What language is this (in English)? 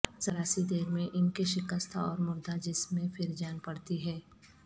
Urdu